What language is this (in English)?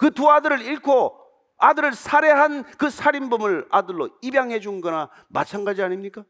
Korean